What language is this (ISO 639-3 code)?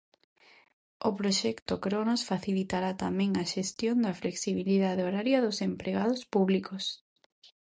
glg